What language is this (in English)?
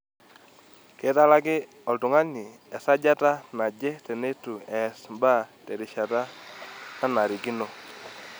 Masai